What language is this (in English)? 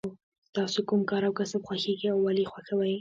Pashto